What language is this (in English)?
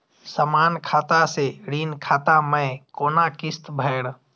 Maithili